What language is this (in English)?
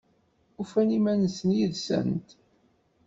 Kabyle